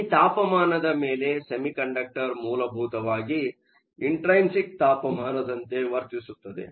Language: Kannada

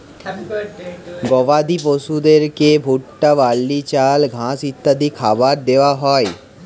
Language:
Bangla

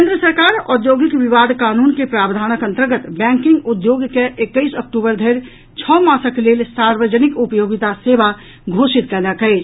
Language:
Maithili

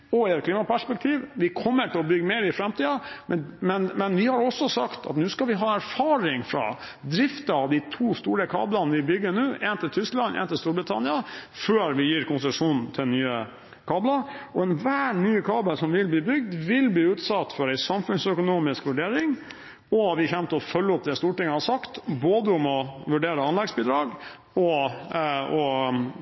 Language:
Norwegian Bokmål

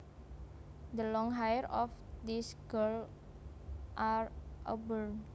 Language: Javanese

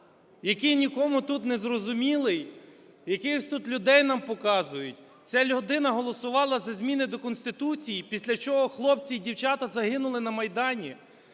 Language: Ukrainian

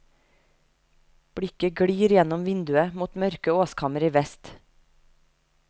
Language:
Norwegian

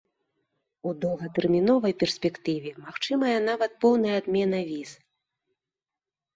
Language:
Belarusian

